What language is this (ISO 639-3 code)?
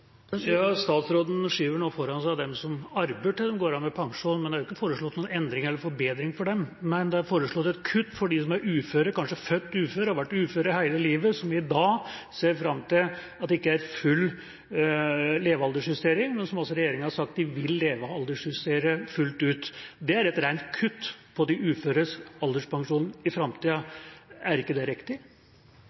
nob